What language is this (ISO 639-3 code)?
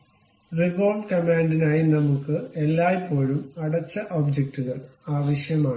mal